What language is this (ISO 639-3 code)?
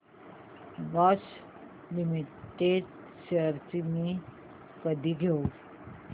mar